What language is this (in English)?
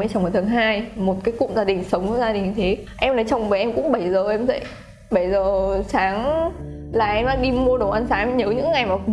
Vietnamese